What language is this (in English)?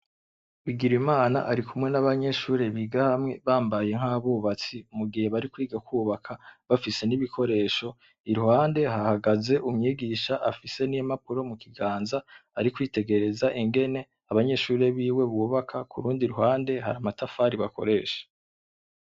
Rundi